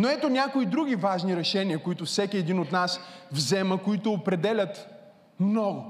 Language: Bulgarian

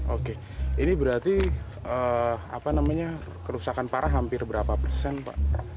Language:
Indonesian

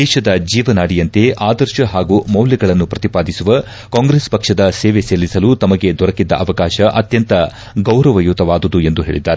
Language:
Kannada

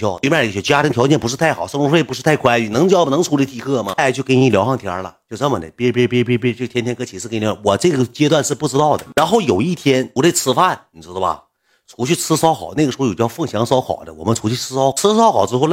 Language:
Chinese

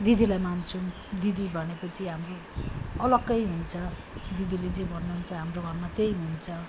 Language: Nepali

